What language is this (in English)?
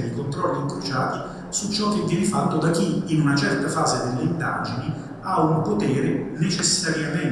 Italian